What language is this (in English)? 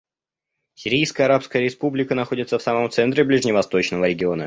Russian